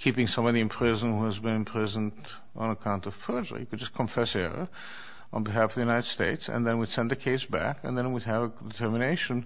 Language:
English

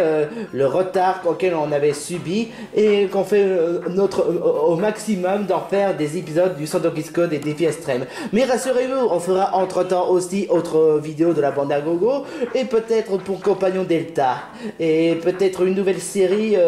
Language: French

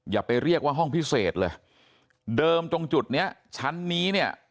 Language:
Thai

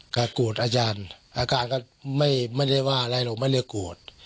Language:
Thai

